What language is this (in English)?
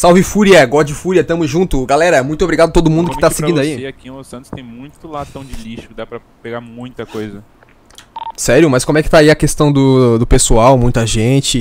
Portuguese